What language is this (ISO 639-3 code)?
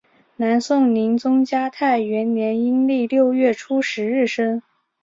zho